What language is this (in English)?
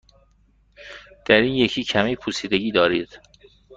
Persian